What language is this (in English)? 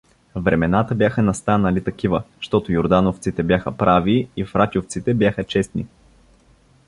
Bulgarian